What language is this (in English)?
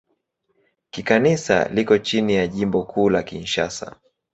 Swahili